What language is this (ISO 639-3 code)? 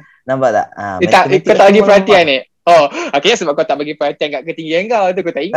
msa